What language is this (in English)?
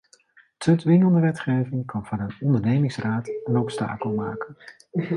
Dutch